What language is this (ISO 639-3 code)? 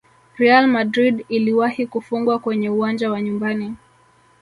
swa